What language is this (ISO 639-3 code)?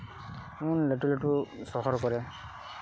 sat